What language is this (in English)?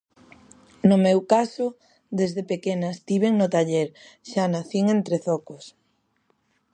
Galician